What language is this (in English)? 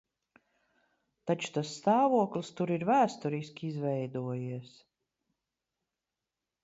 Latvian